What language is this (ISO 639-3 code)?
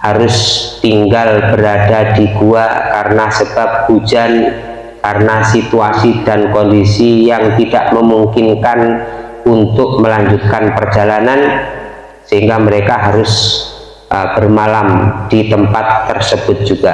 ind